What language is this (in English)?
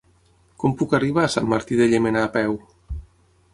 Catalan